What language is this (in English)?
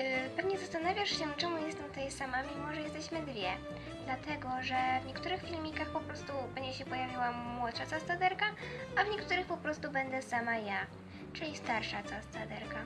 Polish